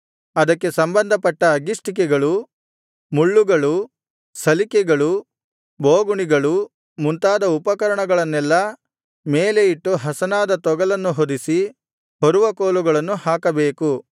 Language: Kannada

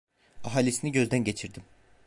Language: Turkish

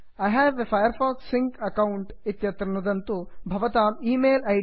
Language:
Sanskrit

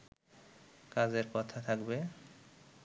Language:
Bangla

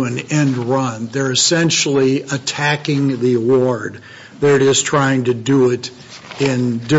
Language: English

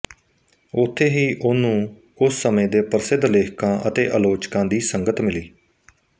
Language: Punjabi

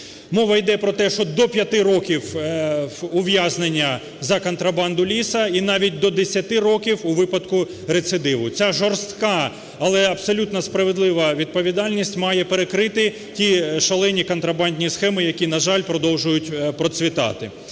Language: Ukrainian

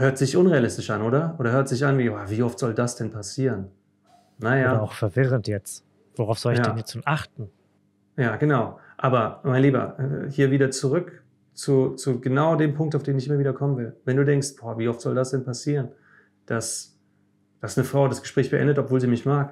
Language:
German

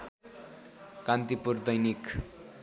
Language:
Nepali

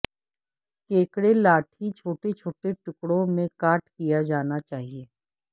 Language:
Urdu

